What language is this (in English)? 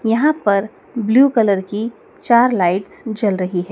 Hindi